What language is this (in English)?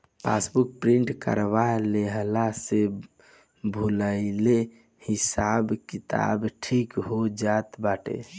Bhojpuri